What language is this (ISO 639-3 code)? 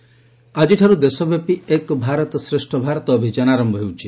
ori